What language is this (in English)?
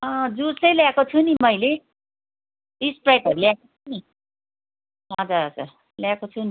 Nepali